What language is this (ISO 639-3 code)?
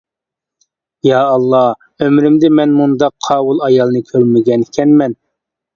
uig